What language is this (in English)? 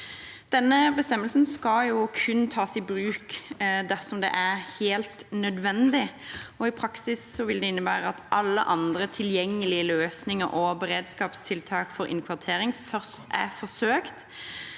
Norwegian